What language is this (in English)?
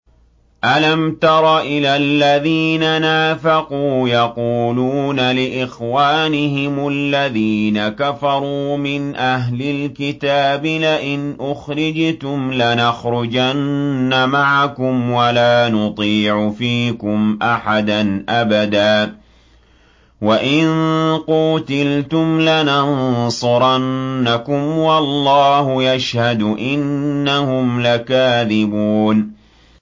Arabic